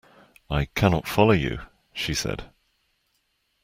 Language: English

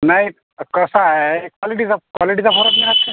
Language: Marathi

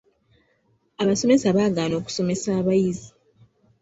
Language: Ganda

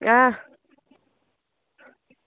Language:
Dogri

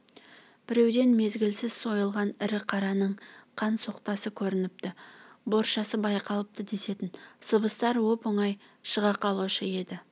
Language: Kazakh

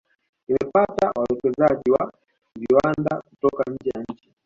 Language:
Swahili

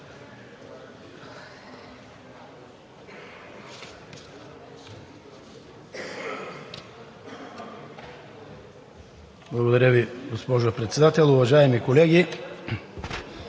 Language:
Bulgarian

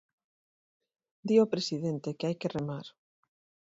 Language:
Galician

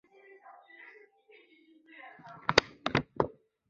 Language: Chinese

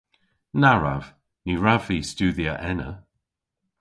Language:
Cornish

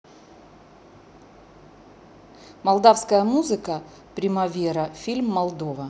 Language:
Russian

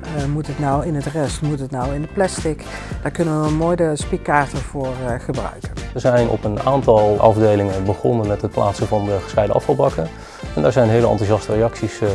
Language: Dutch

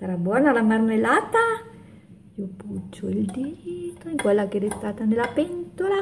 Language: Italian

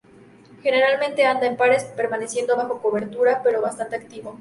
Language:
Spanish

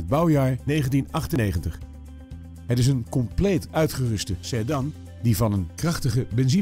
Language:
Dutch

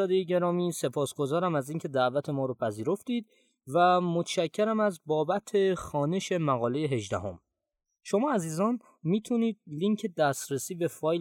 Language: Persian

